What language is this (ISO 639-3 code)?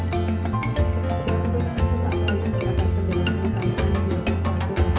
ind